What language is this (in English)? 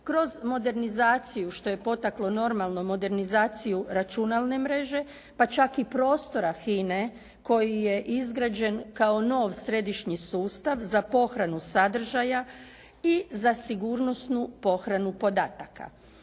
Croatian